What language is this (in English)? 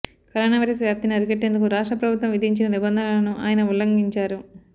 Telugu